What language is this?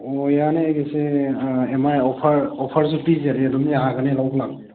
Manipuri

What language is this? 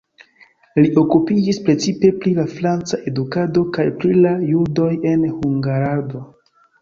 Esperanto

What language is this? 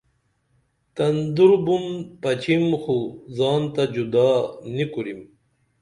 Dameli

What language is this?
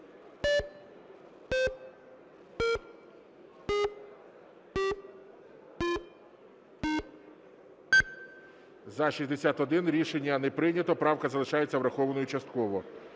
Ukrainian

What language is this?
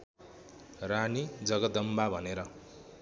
Nepali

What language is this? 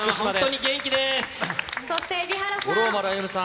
Japanese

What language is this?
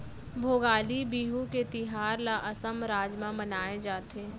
Chhattisgarhi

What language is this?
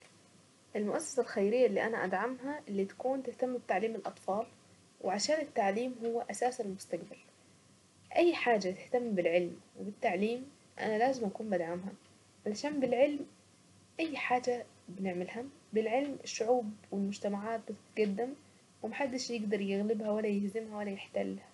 Saidi Arabic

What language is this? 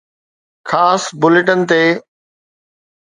Sindhi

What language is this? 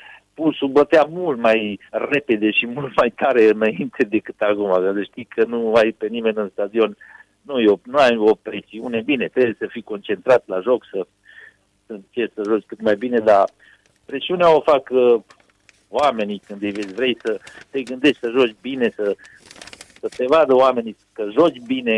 Romanian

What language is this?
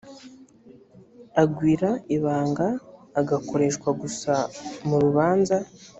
Kinyarwanda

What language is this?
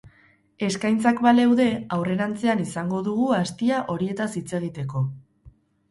Basque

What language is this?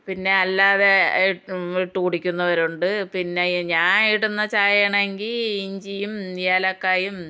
Malayalam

